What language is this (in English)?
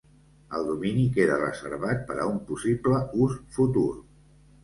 Catalan